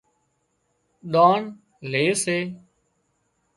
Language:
Wadiyara Koli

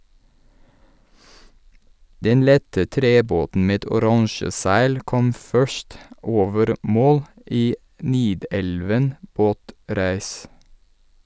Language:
Norwegian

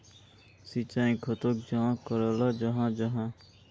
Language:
Magahi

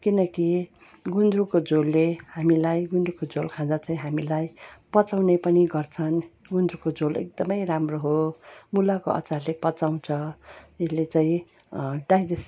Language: Nepali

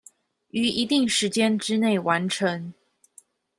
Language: Chinese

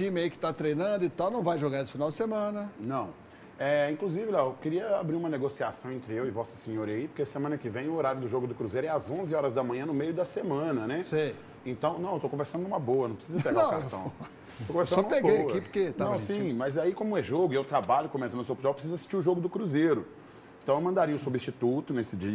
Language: Portuguese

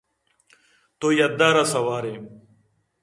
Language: Eastern Balochi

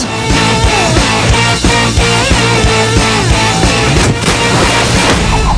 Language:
Korean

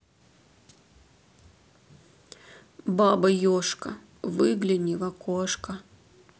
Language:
Russian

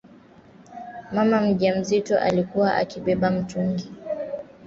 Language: Swahili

